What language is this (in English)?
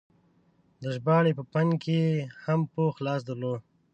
Pashto